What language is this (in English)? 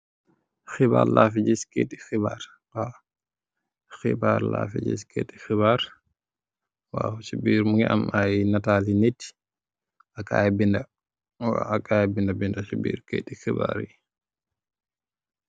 Wolof